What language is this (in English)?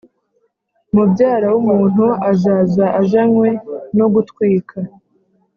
Kinyarwanda